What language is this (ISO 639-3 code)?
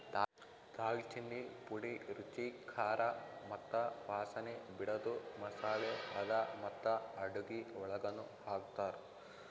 kan